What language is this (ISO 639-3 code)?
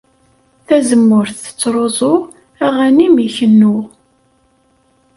kab